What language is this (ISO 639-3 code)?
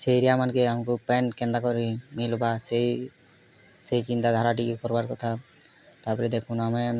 ori